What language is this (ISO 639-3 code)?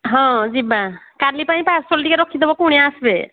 ori